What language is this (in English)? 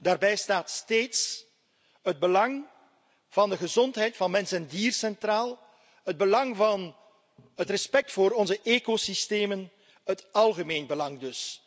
Dutch